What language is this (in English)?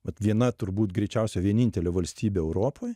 Lithuanian